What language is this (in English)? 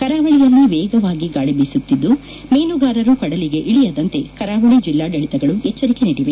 Kannada